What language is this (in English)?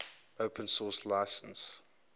English